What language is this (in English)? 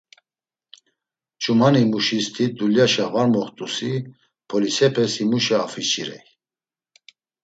Laz